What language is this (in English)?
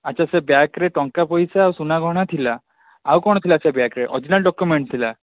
Odia